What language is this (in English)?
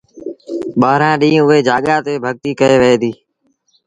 Sindhi Bhil